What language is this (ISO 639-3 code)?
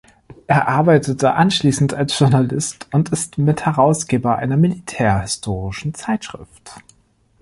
deu